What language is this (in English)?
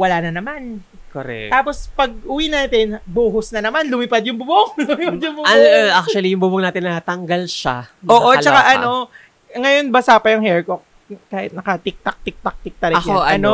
Filipino